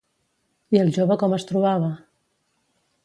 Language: Catalan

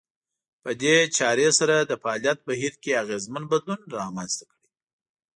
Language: Pashto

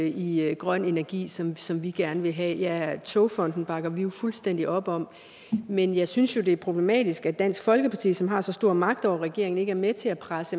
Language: Danish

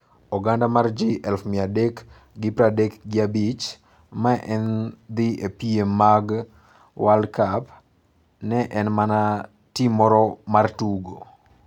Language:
Luo (Kenya and Tanzania)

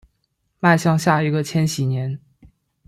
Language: Chinese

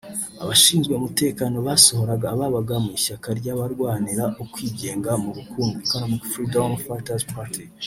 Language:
Kinyarwanda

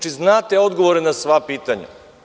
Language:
Serbian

